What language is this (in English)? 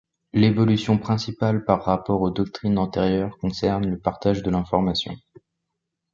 French